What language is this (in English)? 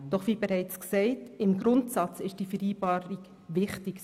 Swiss German